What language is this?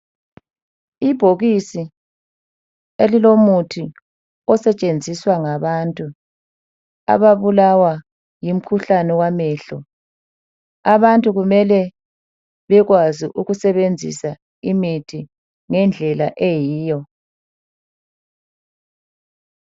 North Ndebele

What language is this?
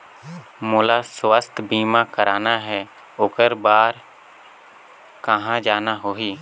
Chhattisgarhi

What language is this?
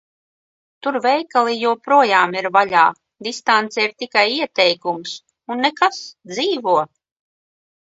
Latvian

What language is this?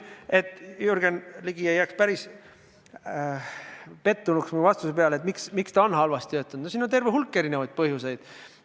Estonian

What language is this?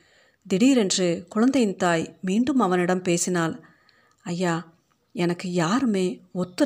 Tamil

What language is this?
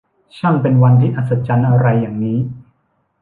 Thai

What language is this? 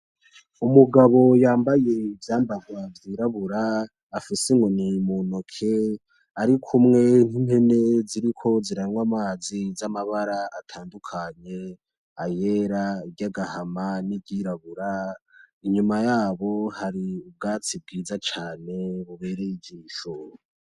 Rundi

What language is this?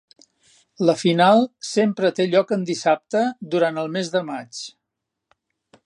Catalan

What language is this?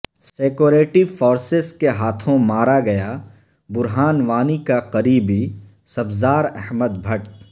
Urdu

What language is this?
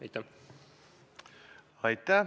Estonian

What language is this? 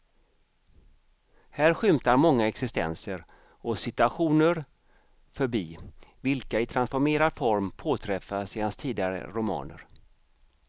Swedish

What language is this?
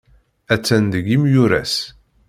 Kabyle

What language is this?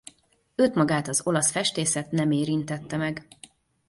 Hungarian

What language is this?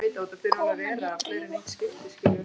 Icelandic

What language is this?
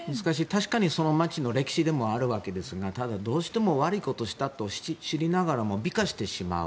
Japanese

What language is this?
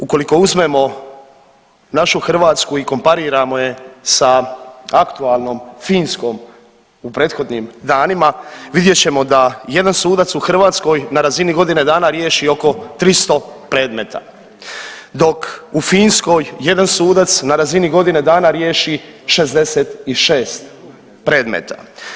Croatian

